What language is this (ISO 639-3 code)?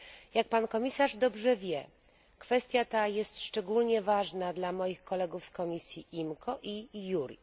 pol